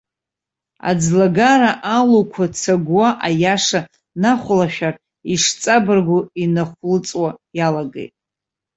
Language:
Abkhazian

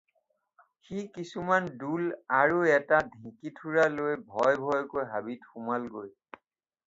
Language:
Assamese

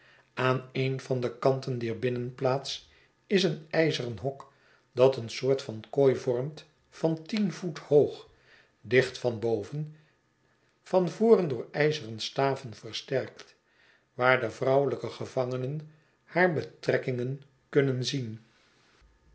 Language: Dutch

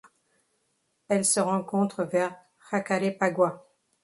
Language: French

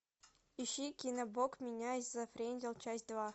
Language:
Russian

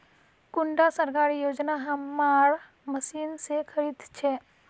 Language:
Magahi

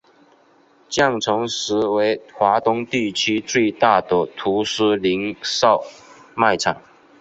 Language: Chinese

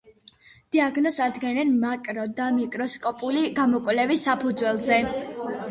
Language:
Georgian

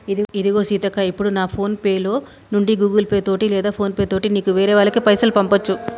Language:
Telugu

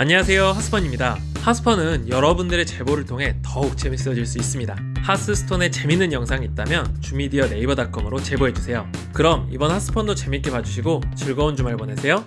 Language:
Korean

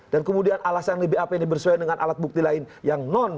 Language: Indonesian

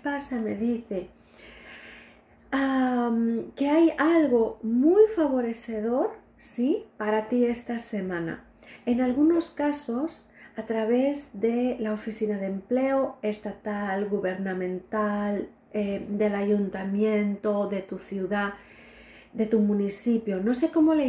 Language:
Spanish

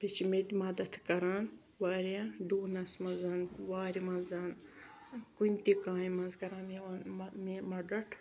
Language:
Kashmiri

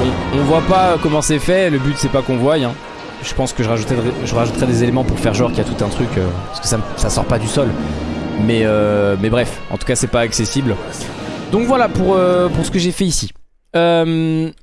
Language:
French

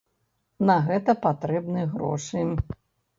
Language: Belarusian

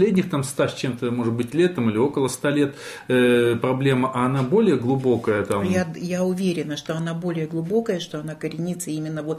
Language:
Russian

